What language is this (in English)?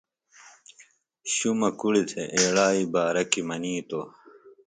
Phalura